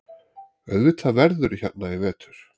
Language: Icelandic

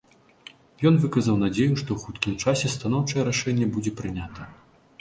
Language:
Belarusian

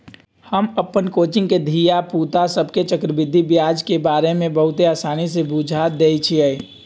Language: Magahi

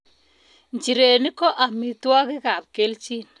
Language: Kalenjin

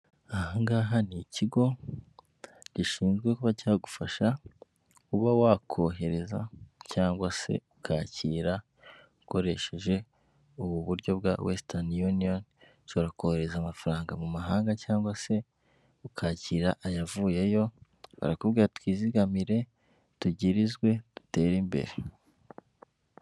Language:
Kinyarwanda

